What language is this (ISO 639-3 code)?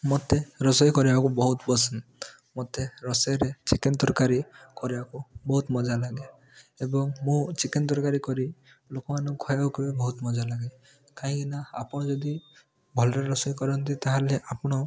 ori